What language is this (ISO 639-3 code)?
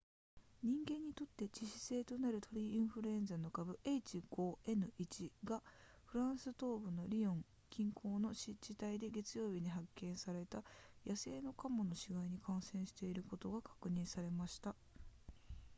jpn